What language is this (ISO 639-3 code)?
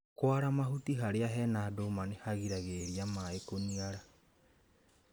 kik